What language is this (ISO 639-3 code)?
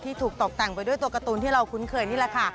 tha